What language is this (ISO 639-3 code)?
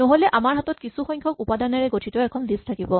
asm